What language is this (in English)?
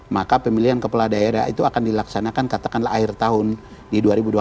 Indonesian